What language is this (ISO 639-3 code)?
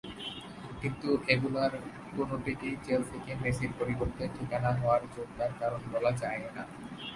ben